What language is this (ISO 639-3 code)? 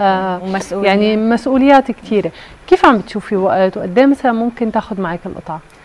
ara